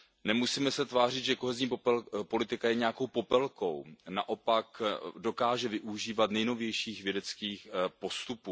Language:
Czech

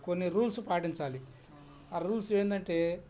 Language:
Telugu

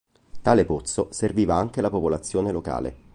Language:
Italian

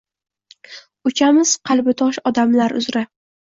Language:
Uzbek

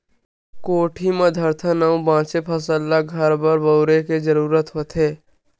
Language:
Chhattisgarhi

